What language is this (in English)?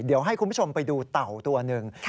Thai